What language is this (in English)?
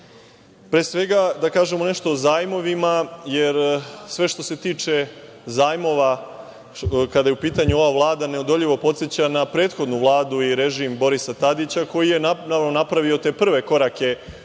Serbian